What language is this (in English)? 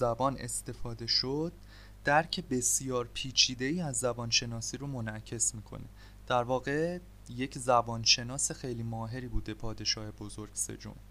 Persian